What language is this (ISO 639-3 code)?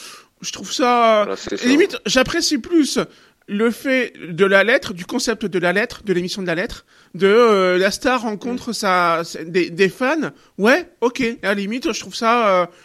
fra